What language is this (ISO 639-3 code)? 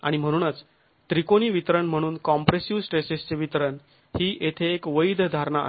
mar